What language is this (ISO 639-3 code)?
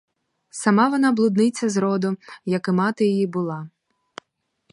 ukr